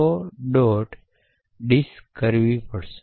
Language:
Gujarati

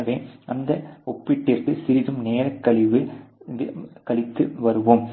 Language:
Tamil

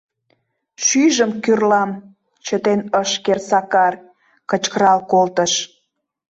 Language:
Mari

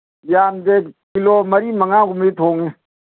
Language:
Manipuri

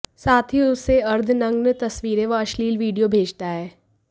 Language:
Hindi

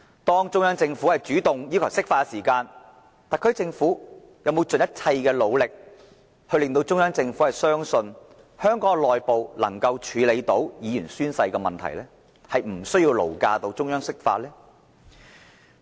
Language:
Cantonese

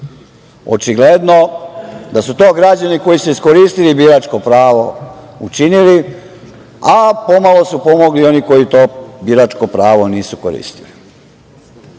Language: Serbian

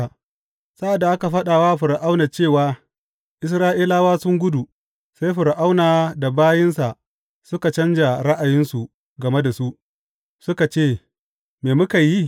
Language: Hausa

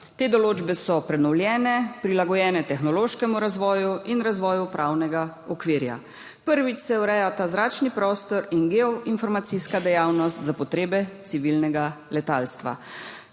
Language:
Slovenian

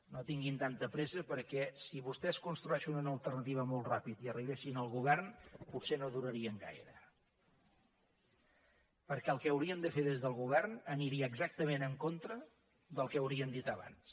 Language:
Catalan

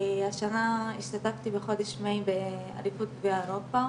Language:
Hebrew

